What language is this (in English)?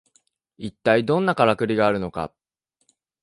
Japanese